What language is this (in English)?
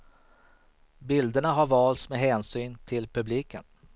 Swedish